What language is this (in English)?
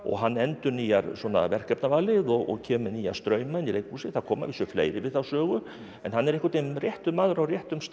Icelandic